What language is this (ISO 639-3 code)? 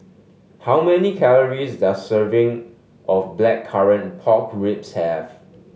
eng